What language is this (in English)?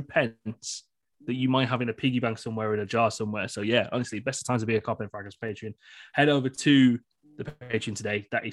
English